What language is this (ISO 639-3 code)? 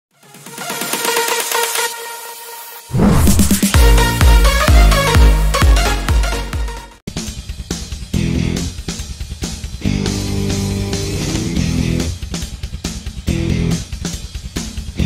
msa